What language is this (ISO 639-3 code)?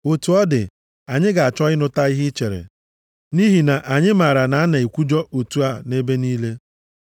ibo